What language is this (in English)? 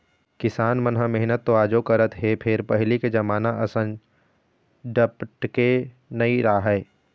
Chhattisgarhi